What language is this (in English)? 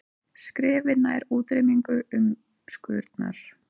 Icelandic